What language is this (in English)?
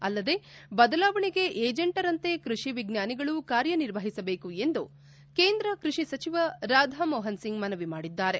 Kannada